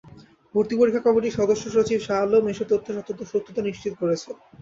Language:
Bangla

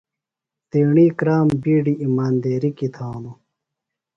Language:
Phalura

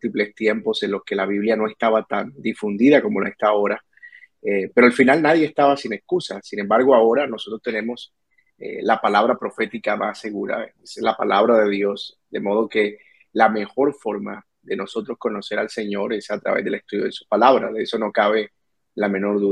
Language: Spanish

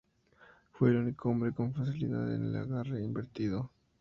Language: Spanish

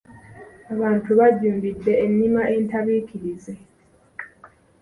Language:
Ganda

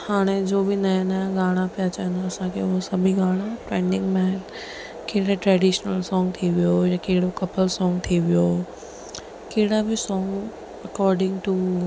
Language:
Sindhi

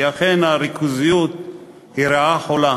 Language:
Hebrew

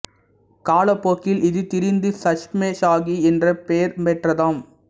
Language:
Tamil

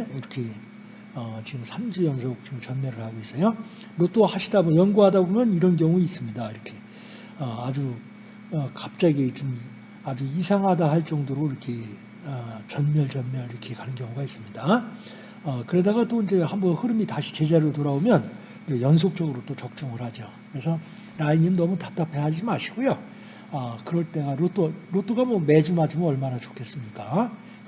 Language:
Korean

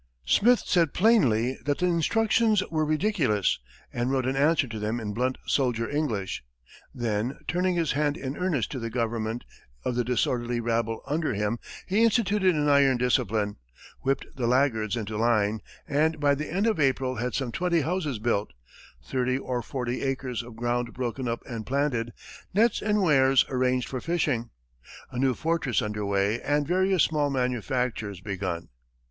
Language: English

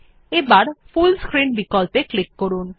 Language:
Bangla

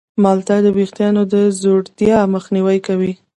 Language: Pashto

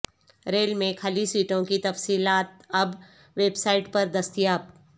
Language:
Urdu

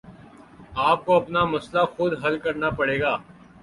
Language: Urdu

